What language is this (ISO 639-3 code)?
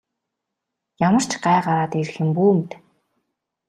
mon